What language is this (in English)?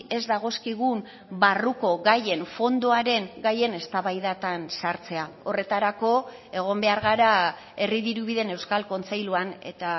Basque